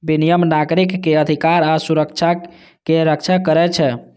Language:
Maithili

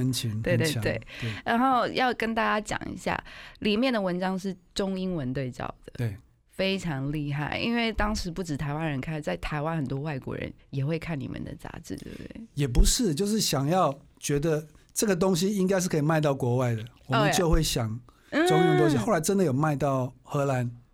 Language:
Chinese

